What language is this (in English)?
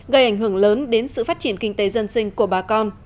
Vietnamese